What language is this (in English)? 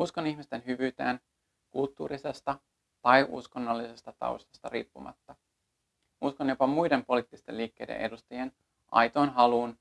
Finnish